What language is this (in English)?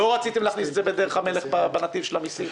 Hebrew